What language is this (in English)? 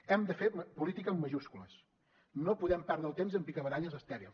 Catalan